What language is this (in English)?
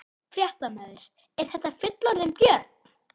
Icelandic